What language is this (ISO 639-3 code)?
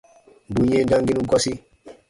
bba